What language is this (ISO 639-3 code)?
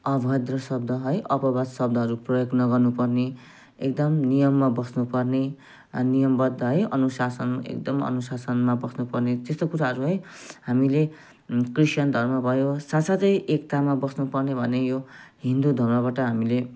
nep